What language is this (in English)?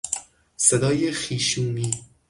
Persian